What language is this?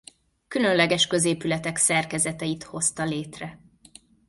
Hungarian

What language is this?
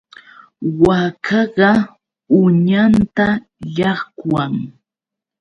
Yauyos Quechua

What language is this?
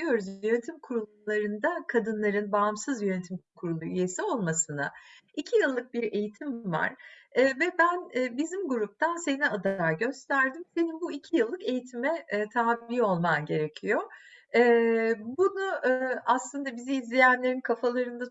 Turkish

